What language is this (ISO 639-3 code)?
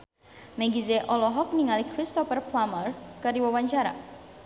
sun